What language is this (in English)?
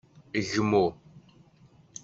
Kabyle